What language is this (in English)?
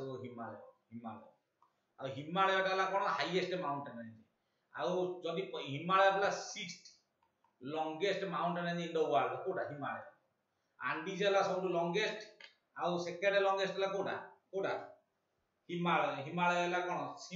Indonesian